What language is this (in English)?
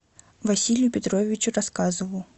Russian